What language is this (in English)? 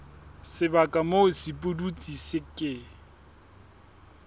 Southern Sotho